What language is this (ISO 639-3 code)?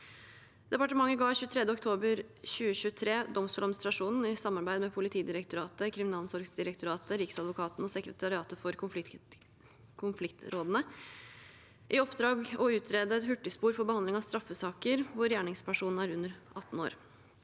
nor